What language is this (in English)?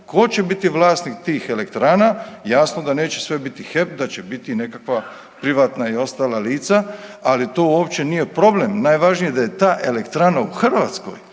Croatian